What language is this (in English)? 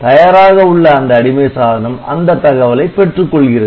Tamil